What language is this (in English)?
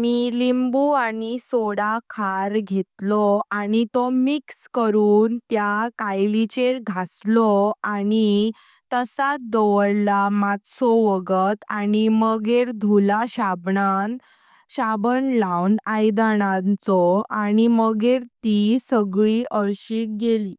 Konkani